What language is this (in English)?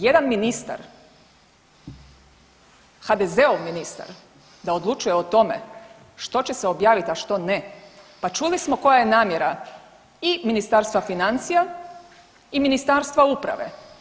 Croatian